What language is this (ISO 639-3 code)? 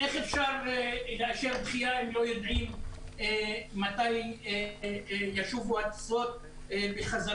heb